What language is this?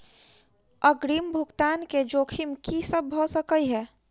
Maithili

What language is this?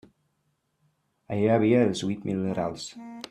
Catalan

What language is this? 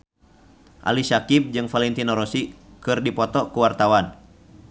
Sundanese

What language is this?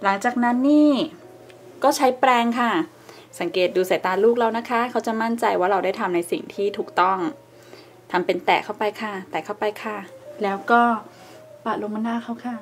Thai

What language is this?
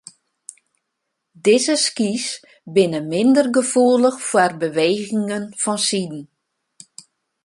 Western Frisian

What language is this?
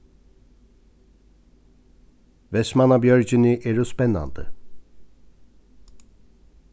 Faroese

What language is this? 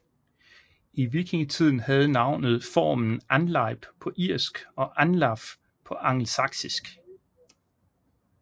Danish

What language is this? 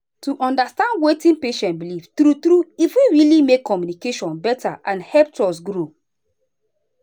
Nigerian Pidgin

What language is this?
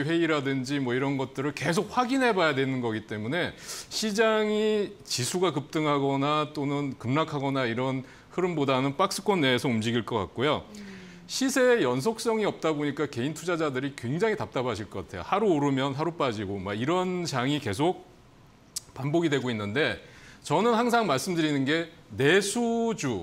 Korean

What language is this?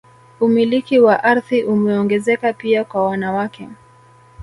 Swahili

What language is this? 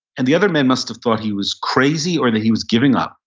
English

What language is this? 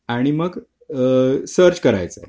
Marathi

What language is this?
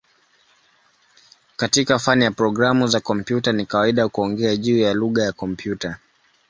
Swahili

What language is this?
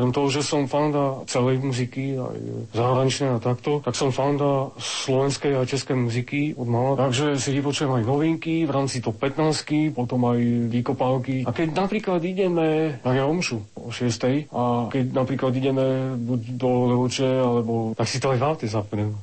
Slovak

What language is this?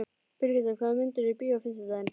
Icelandic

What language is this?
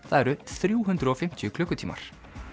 Icelandic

